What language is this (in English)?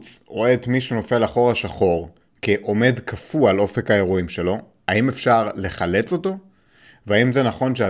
Hebrew